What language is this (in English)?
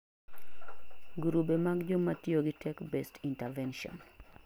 Luo (Kenya and Tanzania)